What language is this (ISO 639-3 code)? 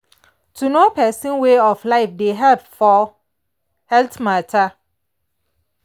pcm